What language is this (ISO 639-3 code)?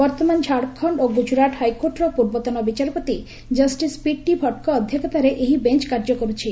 ori